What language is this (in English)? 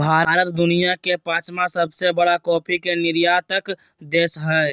Magahi